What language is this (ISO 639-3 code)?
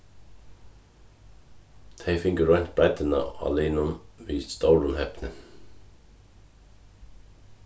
fao